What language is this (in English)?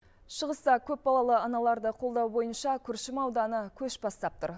Kazakh